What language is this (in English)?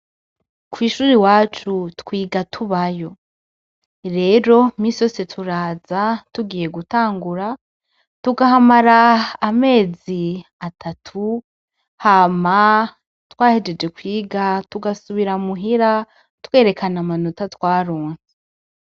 Rundi